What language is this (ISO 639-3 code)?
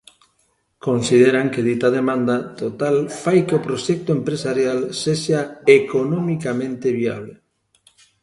glg